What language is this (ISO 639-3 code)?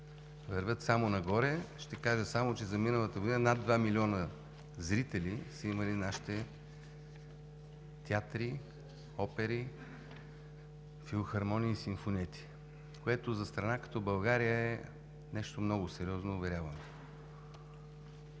bul